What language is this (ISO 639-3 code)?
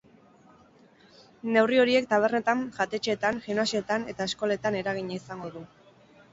eus